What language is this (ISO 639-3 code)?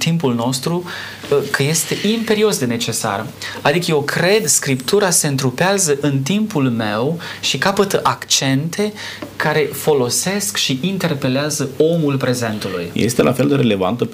ron